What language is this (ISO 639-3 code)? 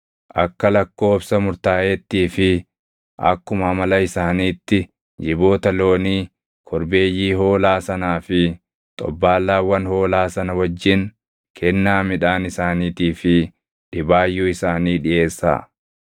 orm